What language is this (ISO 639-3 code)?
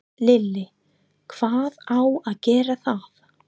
isl